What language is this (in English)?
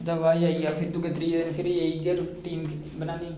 Dogri